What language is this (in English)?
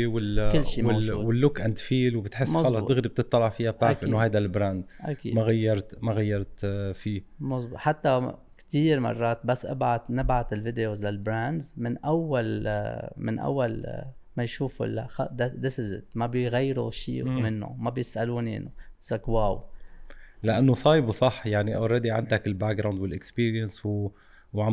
Arabic